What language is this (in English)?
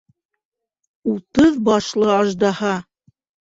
Bashkir